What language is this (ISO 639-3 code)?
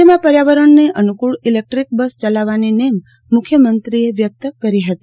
guj